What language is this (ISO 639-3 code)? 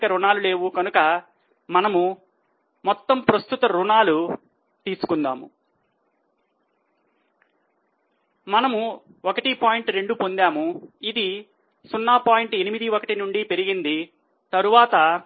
tel